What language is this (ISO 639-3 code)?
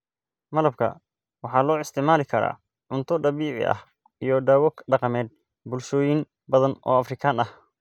som